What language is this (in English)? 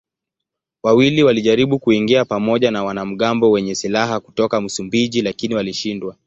Swahili